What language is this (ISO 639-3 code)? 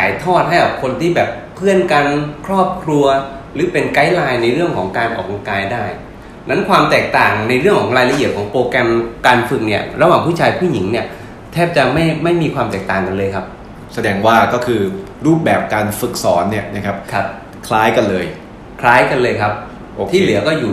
tha